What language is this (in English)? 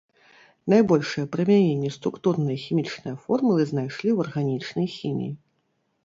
Belarusian